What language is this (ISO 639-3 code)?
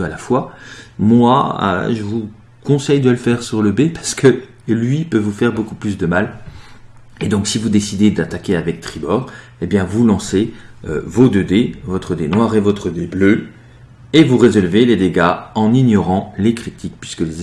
fra